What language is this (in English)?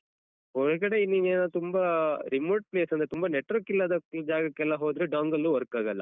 Kannada